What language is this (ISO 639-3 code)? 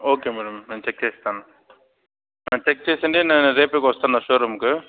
tel